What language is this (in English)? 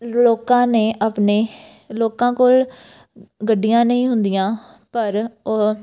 Punjabi